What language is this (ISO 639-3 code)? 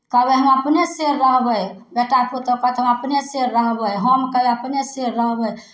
mai